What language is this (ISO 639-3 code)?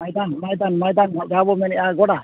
sat